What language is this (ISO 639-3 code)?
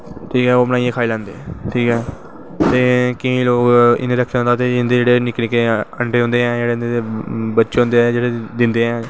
doi